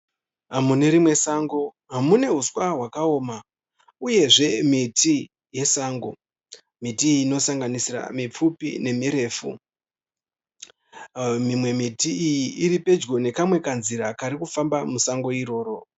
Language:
Shona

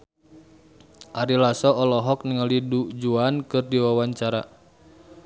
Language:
Sundanese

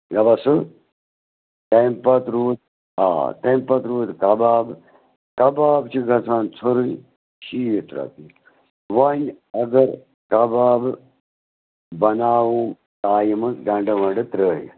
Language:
Kashmiri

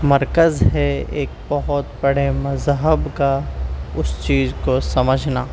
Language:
Urdu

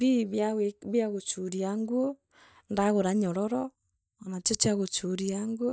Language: Meru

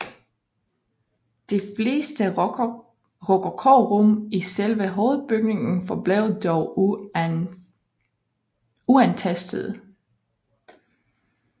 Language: Danish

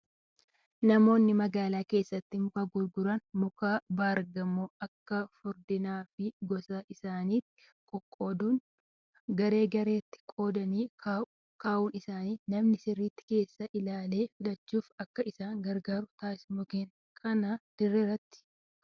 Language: Oromo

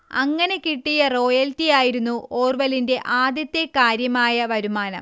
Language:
Malayalam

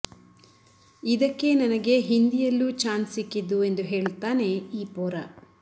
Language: Kannada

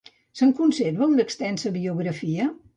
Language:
Catalan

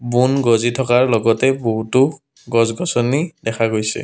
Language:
Assamese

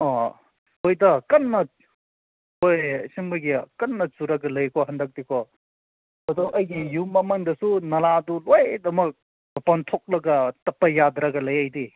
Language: Manipuri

